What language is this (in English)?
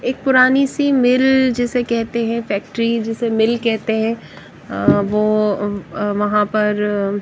Hindi